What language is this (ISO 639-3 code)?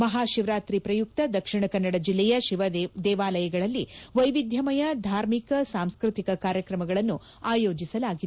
kan